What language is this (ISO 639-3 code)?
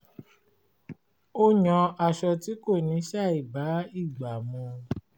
yor